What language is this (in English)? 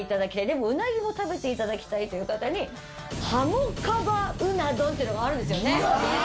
Japanese